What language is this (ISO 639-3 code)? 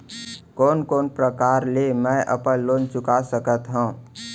hne